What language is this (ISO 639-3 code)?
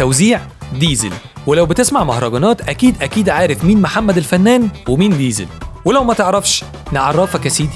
ara